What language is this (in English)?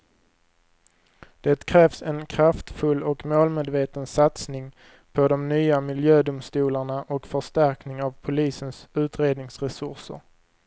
Swedish